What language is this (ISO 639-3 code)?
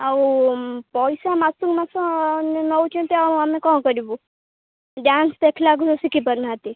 ori